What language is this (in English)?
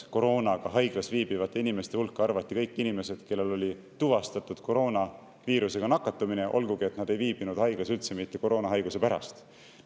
Estonian